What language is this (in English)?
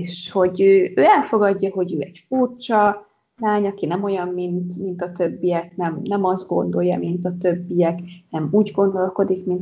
Hungarian